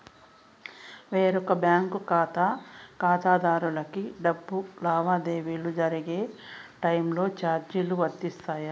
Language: Telugu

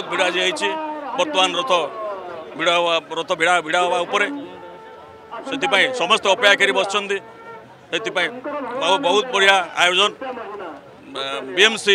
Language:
Romanian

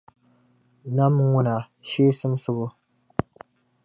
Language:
Dagbani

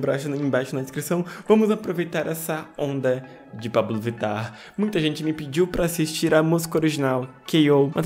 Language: Portuguese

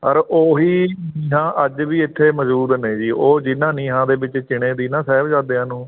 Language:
Punjabi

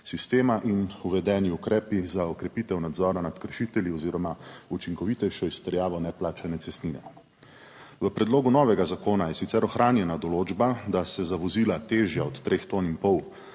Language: Slovenian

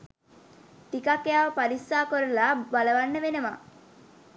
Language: Sinhala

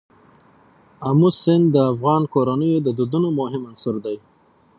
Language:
Pashto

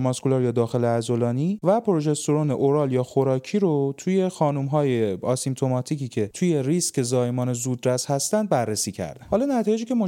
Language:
Persian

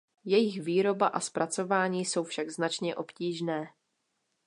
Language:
Czech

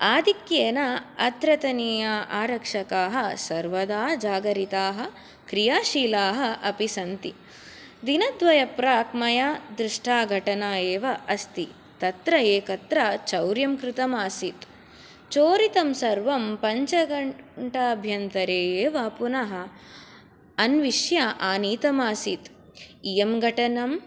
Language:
Sanskrit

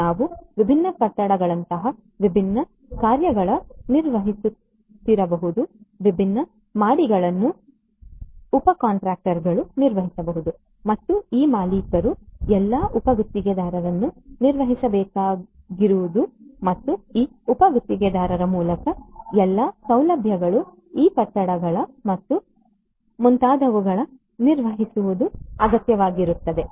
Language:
Kannada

